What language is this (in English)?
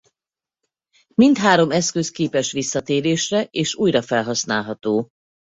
Hungarian